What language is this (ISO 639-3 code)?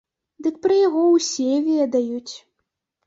bel